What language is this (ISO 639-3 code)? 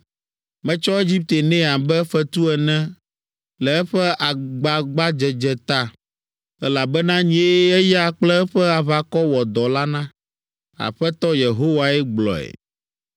ewe